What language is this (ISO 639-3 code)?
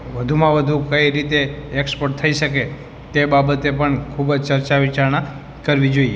guj